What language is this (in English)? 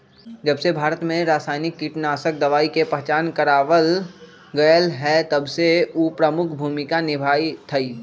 Magahi